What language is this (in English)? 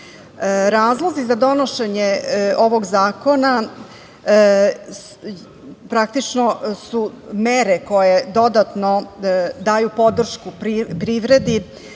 Serbian